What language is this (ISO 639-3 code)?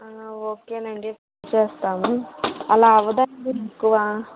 tel